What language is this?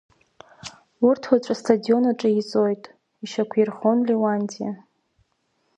Abkhazian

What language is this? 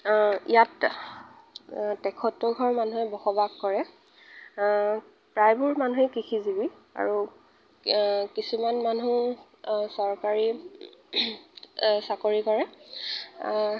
Assamese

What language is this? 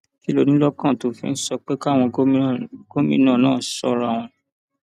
Yoruba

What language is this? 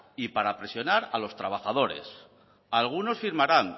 Spanish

